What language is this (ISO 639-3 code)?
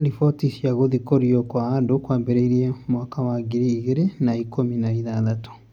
kik